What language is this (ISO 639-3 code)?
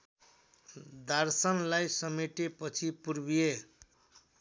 nep